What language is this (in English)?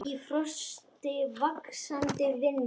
Icelandic